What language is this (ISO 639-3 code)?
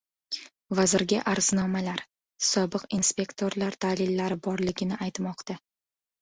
uzb